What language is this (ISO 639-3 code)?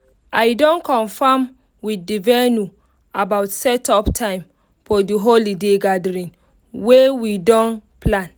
pcm